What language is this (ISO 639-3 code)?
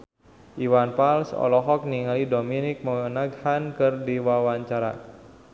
sun